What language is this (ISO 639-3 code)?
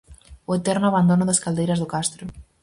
glg